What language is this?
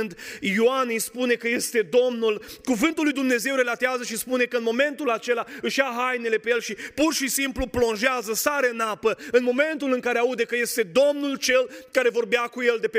Romanian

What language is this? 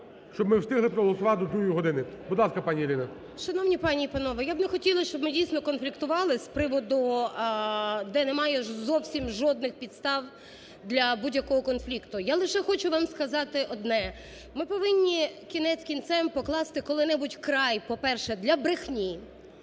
Ukrainian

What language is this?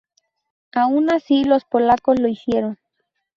Spanish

